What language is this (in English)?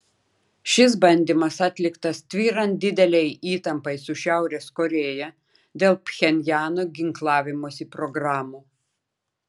Lithuanian